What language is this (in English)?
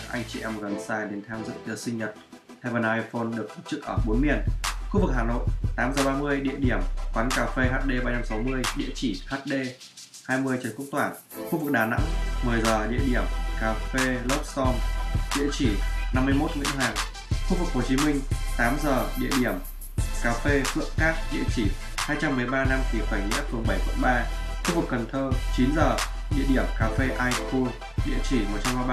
Vietnamese